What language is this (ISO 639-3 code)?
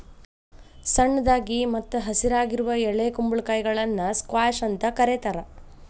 kan